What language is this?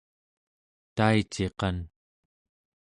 Central Yupik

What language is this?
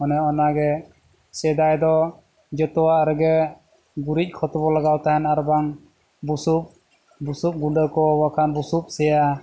Santali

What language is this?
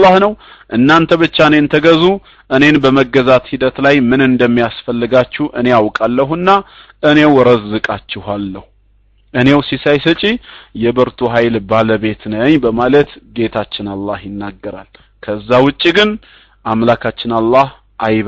Arabic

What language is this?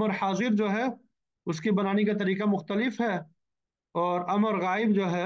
Arabic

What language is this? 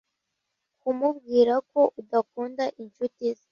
Kinyarwanda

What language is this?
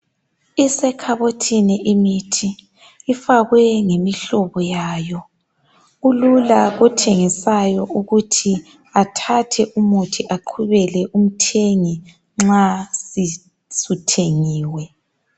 North Ndebele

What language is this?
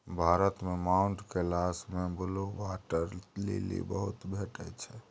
Maithili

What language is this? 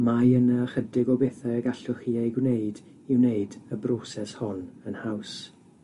Welsh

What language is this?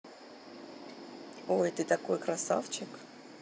Russian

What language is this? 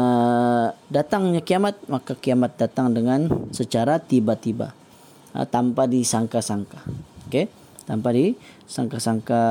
Malay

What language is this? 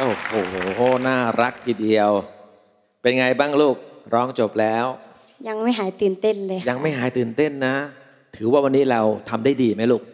Thai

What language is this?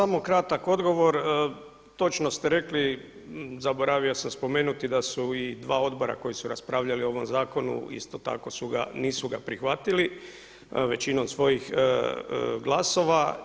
Croatian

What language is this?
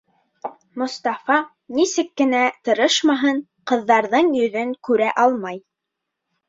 Bashkir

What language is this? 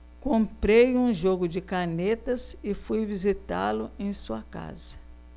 Portuguese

